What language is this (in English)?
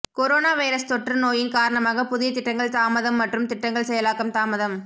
Tamil